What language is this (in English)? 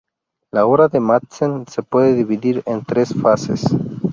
Spanish